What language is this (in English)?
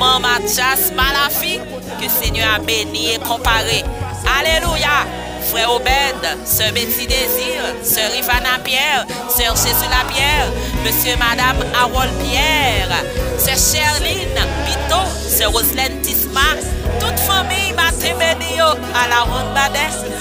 French